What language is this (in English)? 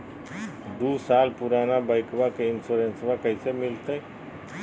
Magahi